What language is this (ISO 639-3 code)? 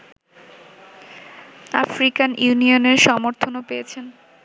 ben